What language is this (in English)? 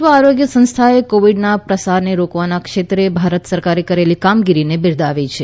Gujarati